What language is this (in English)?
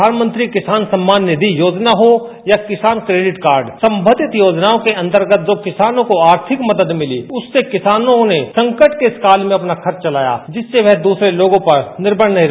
Hindi